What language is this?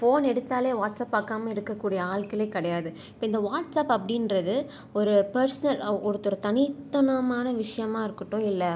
Tamil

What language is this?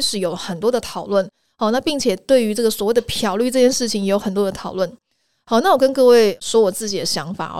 Chinese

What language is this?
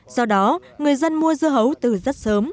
Vietnamese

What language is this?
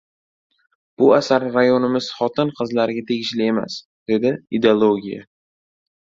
Uzbek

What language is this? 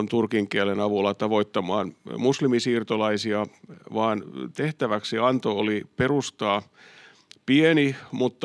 Finnish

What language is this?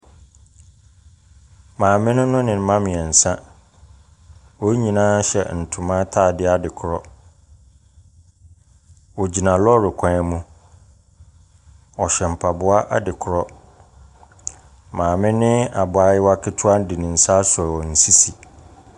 Akan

